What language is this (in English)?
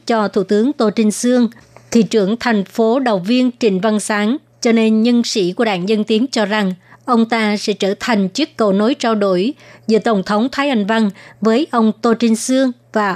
Vietnamese